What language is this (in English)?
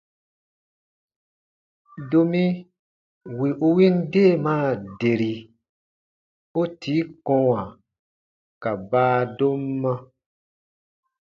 Baatonum